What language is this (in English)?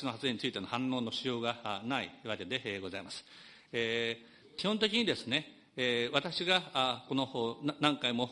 Japanese